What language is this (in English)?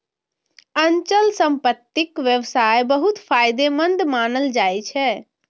Maithili